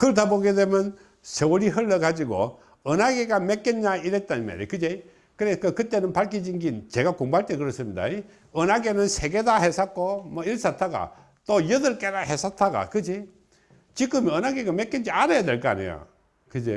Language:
Korean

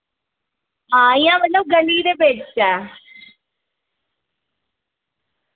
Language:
Dogri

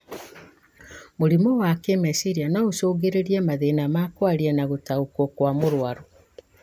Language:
Kikuyu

